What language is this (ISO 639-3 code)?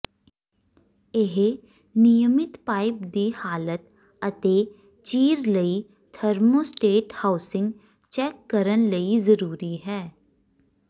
pan